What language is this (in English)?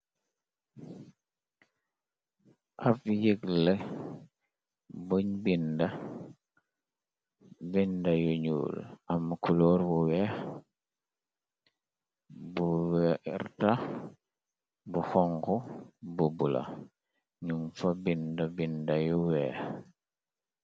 Wolof